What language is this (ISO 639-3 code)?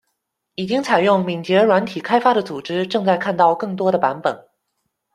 zho